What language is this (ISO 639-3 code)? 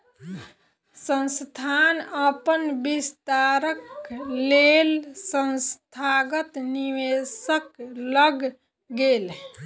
mai